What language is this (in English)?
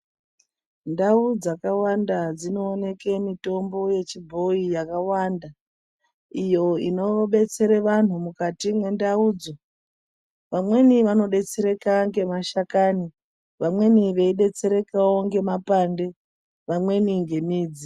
Ndau